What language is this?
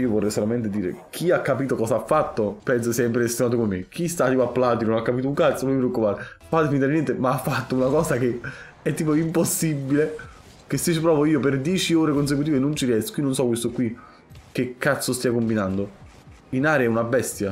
Italian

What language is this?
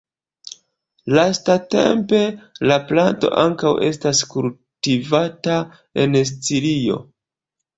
Esperanto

